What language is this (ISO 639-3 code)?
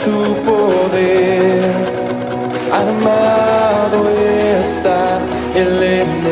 ell